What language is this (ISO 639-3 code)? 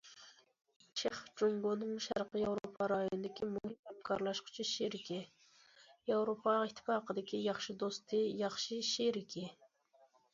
uig